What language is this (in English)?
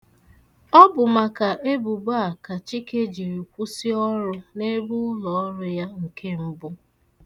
Igbo